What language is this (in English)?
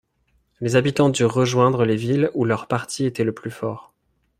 French